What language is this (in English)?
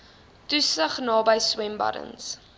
Afrikaans